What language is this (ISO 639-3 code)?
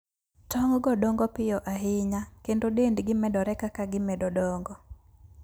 luo